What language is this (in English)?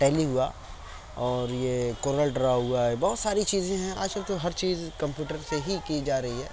Urdu